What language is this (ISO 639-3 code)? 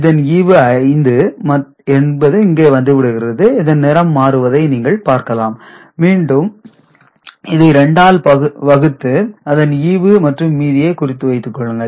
tam